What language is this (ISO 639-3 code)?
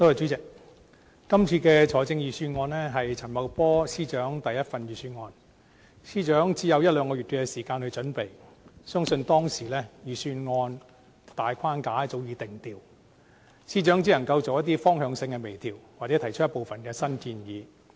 yue